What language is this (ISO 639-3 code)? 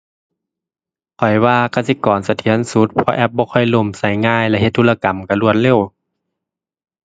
tha